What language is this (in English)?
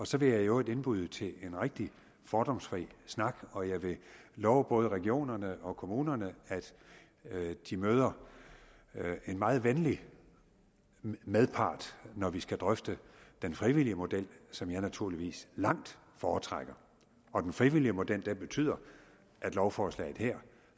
Danish